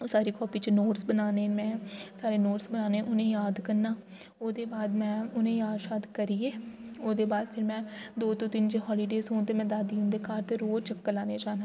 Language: Dogri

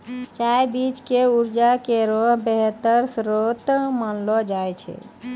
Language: Maithili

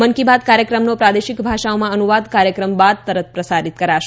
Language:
Gujarati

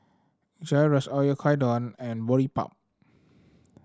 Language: English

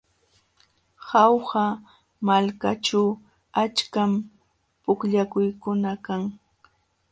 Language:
Jauja Wanca Quechua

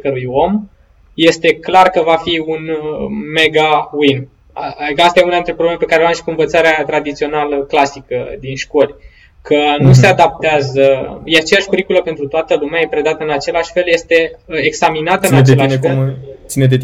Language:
Romanian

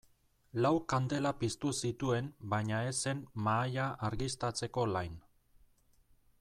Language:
Basque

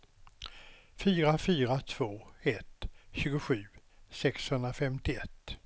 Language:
Swedish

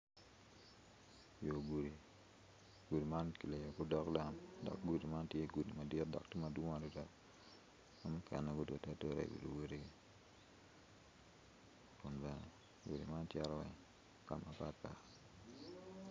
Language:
Acoli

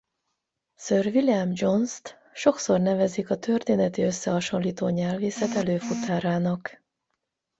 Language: Hungarian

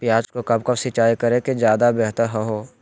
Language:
Magahi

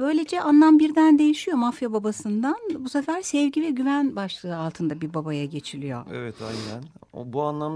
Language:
Turkish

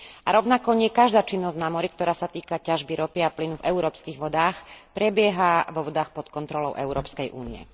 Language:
Slovak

